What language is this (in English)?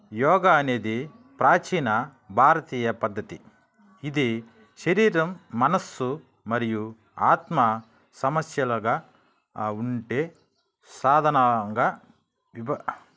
Telugu